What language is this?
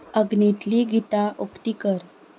Konkani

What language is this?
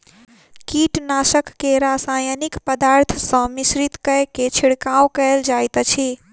Maithili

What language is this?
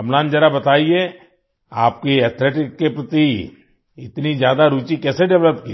Hindi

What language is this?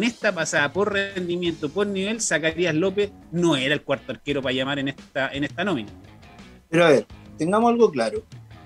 Spanish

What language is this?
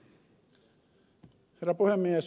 Finnish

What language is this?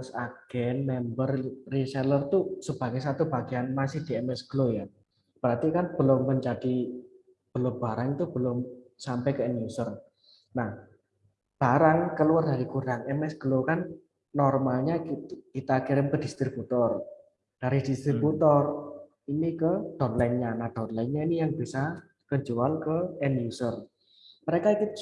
Indonesian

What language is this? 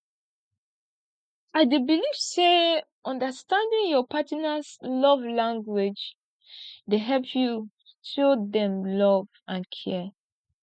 Nigerian Pidgin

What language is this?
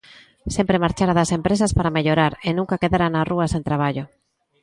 Galician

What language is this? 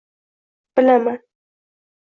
Uzbek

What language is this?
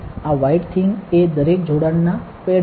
Gujarati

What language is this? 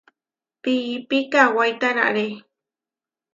Huarijio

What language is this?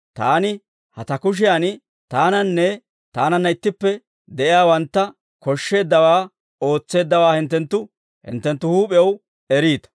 Dawro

